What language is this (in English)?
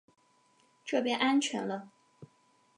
Chinese